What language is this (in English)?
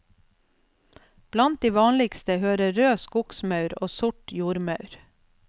Norwegian